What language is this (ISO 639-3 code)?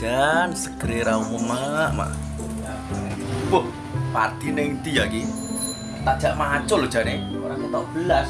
ind